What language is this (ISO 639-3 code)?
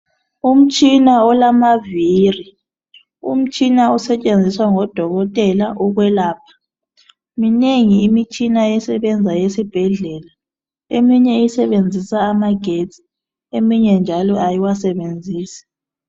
nde